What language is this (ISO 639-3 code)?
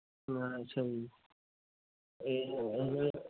pan